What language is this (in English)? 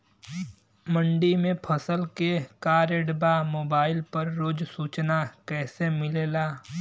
Bhojpuri